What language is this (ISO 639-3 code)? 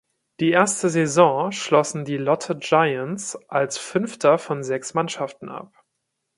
deu